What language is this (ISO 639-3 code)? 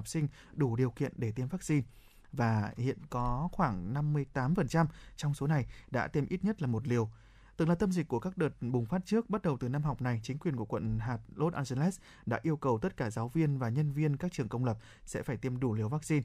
vie